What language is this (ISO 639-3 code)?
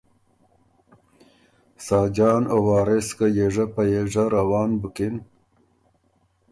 oru